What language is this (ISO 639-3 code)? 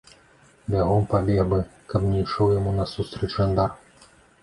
bel